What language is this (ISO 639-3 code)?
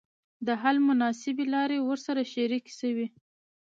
pus